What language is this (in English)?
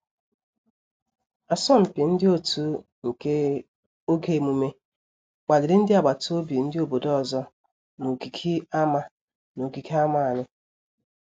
Igbo